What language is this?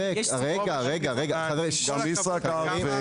Hebrew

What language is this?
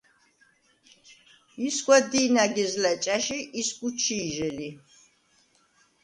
Svan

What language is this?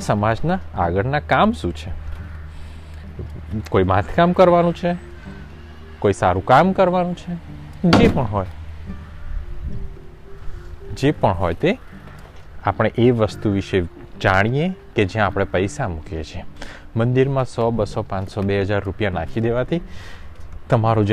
Gujarati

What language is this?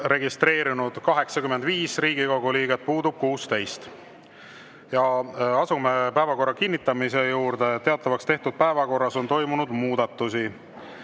Estonian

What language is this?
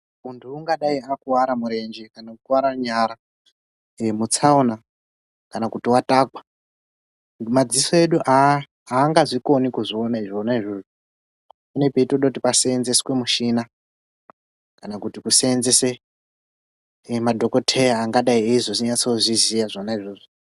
Ndau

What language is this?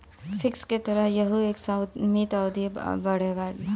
Bhojpuri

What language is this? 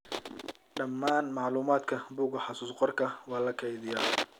Somali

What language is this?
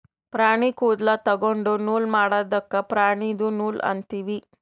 Kannada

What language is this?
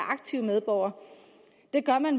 Danish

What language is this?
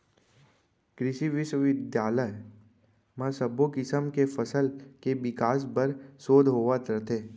Chhattisgarhi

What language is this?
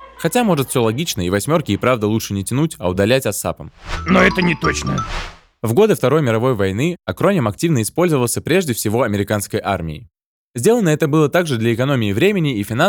Russian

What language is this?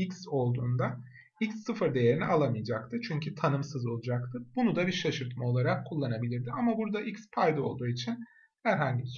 Turkish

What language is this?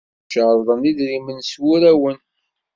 Kabyle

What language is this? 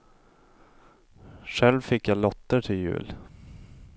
Swedish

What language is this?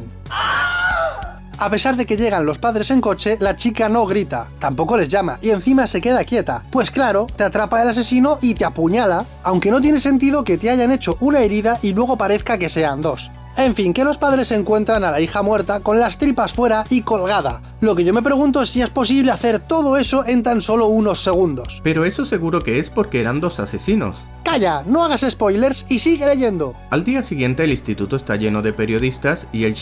Spanish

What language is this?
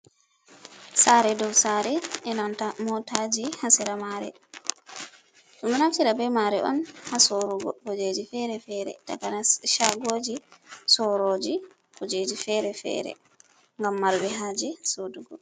Fula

